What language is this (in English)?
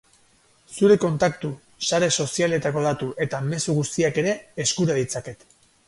Basque